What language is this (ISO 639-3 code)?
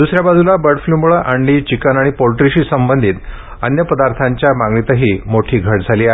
mar